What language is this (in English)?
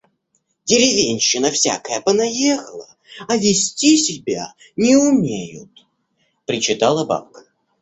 Russian